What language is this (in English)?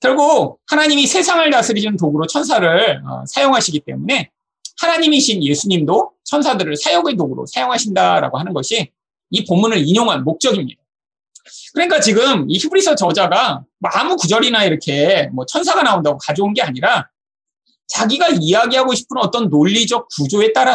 Korean